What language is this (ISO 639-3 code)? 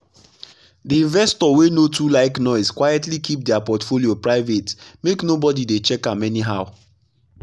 pcm